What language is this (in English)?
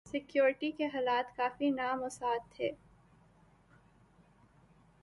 Urdu